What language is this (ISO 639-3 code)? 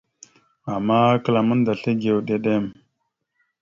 mxu